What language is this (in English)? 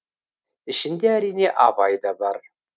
Kazakh